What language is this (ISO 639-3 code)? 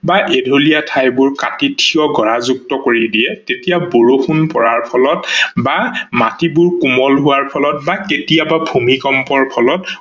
asm